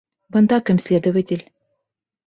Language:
Bashkir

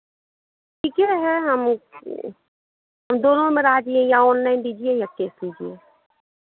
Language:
Hindi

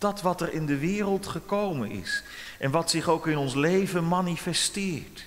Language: Dutch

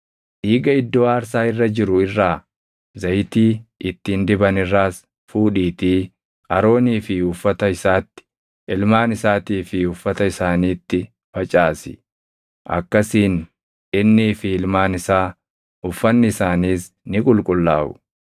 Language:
Oromo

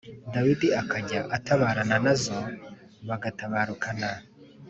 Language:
Kinyarwanda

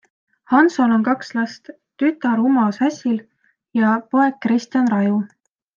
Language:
Estonian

